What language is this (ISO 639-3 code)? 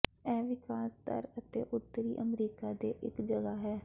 pan